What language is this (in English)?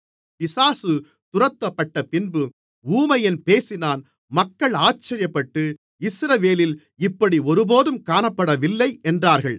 Tamil